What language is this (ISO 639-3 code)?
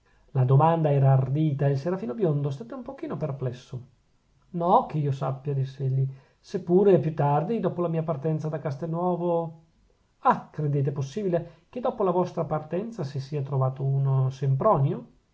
ita